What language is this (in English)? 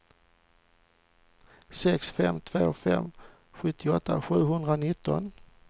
Swedish